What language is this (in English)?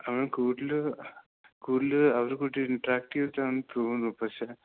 Malayalam